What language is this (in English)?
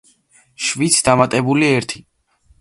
Georgian